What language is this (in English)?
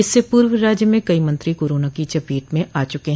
Hindi